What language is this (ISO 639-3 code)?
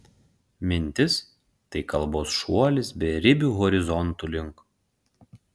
lit